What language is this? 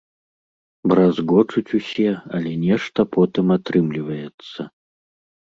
Belarusian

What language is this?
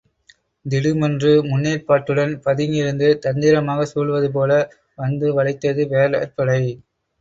Tamil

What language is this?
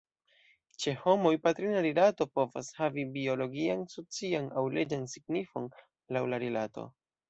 Esperanto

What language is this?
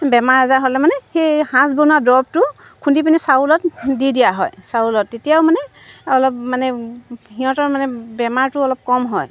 Assamese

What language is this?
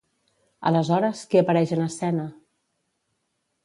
Catalan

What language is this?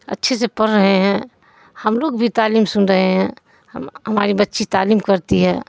Urdu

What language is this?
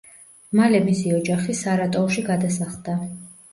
Georgian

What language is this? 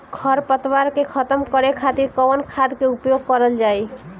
Bhojpuri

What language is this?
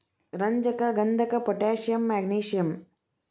Kannada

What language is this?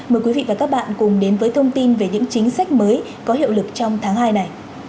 Vietnamese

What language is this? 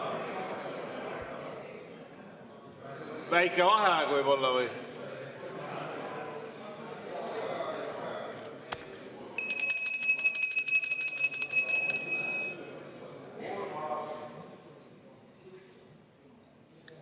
Estonian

